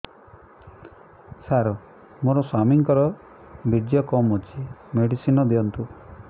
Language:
Odia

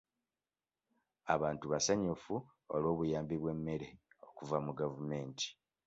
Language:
Ganda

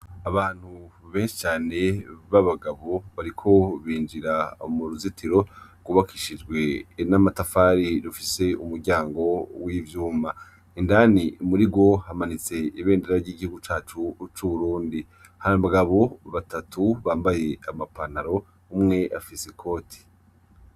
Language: Rundi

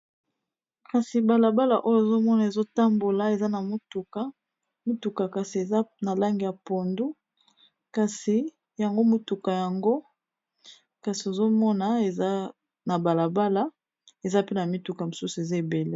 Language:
Lingala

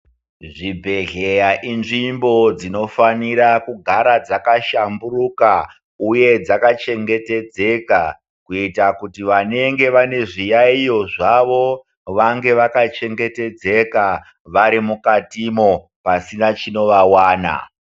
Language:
Ndau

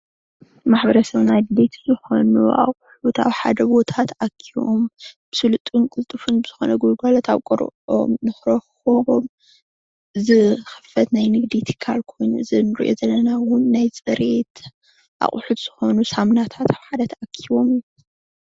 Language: Tigrinya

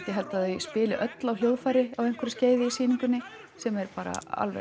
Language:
Icelandic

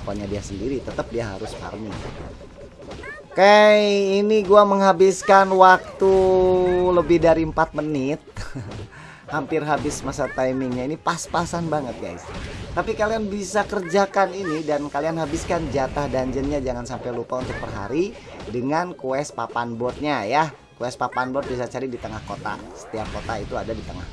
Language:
Indonesian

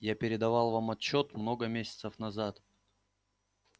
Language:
Russian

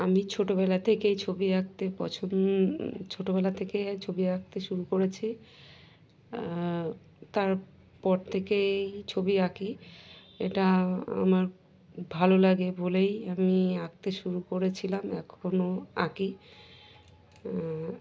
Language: Bangla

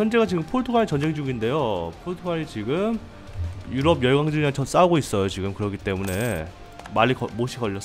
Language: Korean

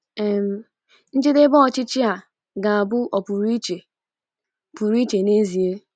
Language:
Igbo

